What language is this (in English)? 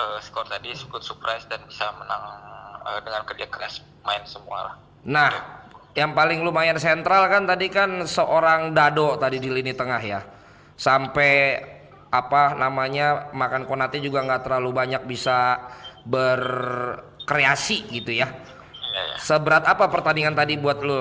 Indonesian